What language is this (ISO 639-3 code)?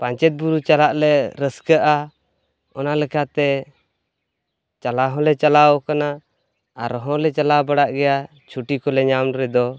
sat